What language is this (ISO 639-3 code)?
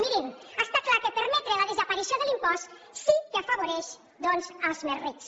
cat